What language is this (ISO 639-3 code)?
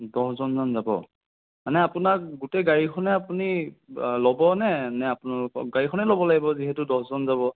asm